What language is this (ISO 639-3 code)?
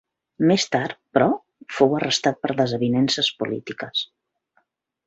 cat